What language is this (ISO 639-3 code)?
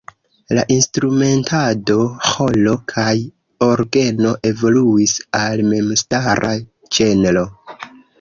epo